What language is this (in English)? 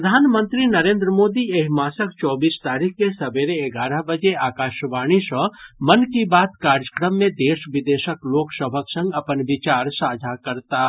Maithili